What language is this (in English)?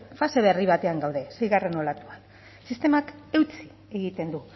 Basque